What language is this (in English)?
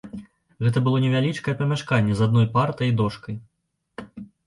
Belarusian